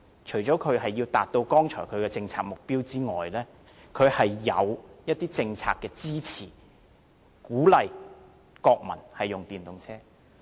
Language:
Cantonese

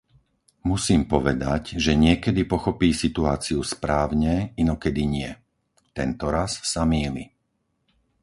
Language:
Slovak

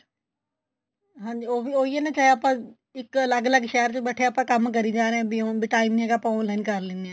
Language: Punjabi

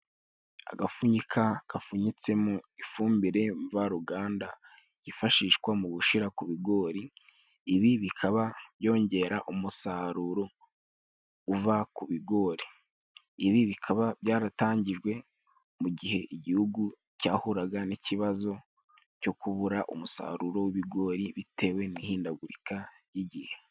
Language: Kinyarwanda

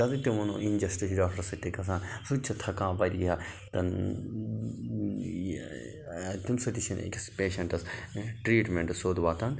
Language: Kashmiri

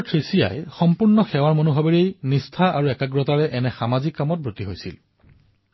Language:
Assamese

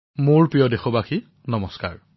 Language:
Assamese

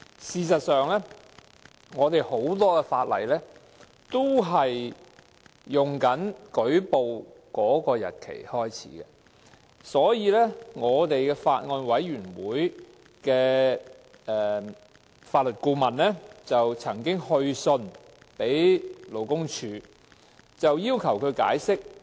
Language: Cantonese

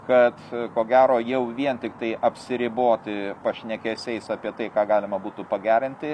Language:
Lithuanian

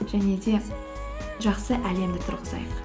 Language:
Kazakh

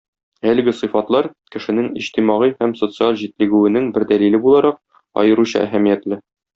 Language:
Tatar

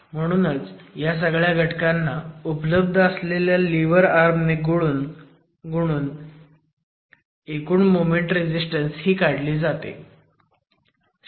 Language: Marathi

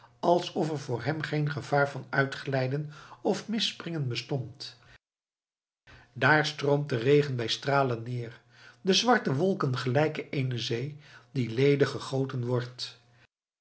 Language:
Dutch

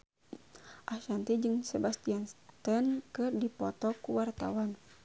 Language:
Sundanese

